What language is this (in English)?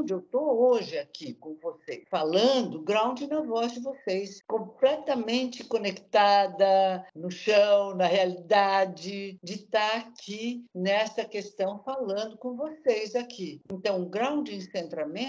Portuguese